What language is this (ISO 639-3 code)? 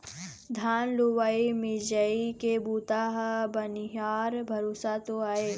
hne